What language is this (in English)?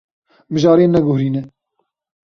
Kurdish